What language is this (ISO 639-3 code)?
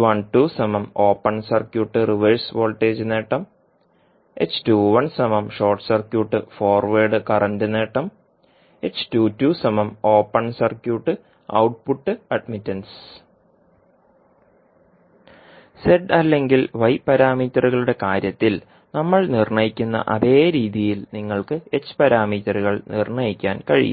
mal